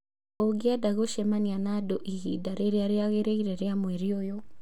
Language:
Kikuyu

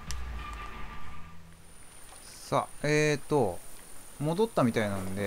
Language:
Japanese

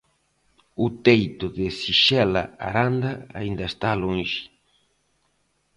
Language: Galician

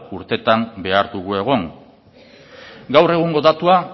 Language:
Basque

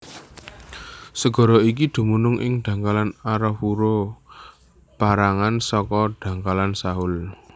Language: Javanese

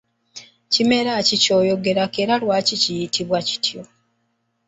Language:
Ganda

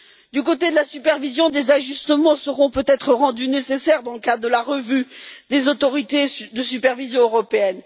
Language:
French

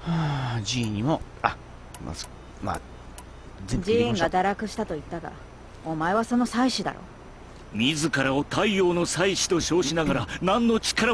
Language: Japanese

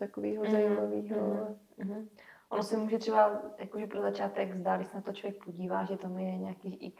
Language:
Czech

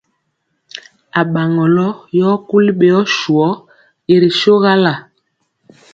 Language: Mpiemo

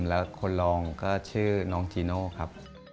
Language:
Thai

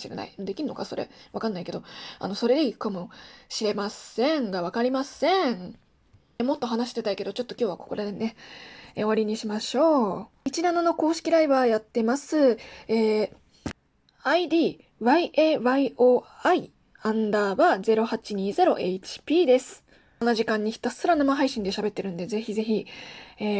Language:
Japanese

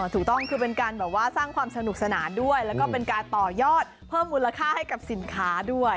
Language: Thai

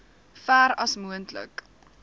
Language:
Afrikaans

